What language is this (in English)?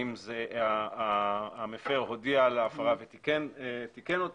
Hebrew